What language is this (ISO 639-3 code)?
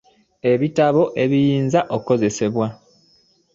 lug